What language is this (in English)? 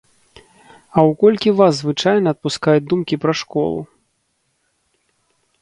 Belarusian